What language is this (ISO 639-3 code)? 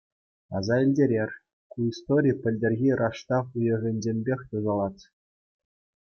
chv